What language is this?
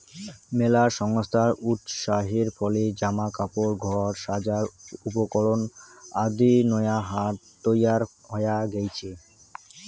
Bangla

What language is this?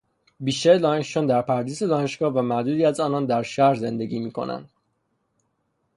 Persian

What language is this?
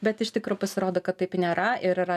Lithuanian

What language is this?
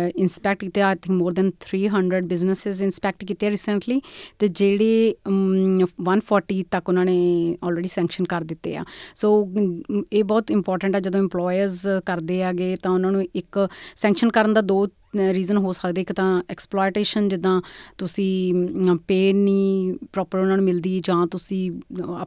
Punjabi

